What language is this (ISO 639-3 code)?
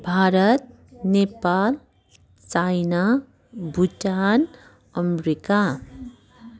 nep